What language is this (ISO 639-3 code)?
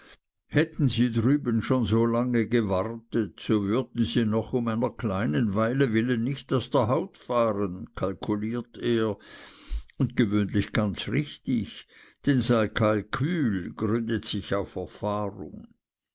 deu